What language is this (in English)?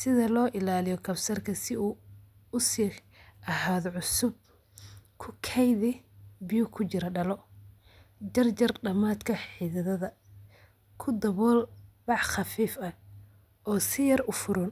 Somali